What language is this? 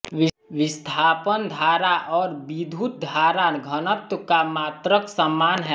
Hindi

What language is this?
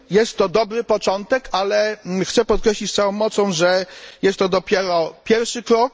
Polish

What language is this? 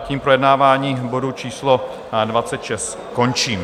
Czech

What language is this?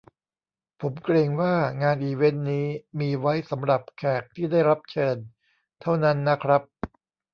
Thai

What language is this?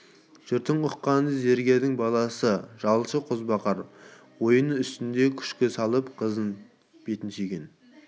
Kazakh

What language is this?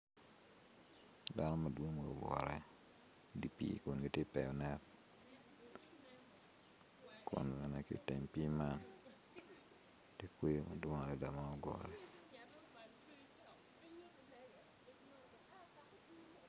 Acoli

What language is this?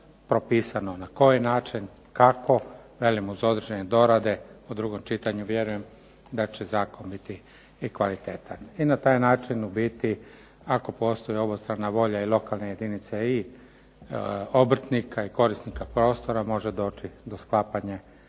Croatian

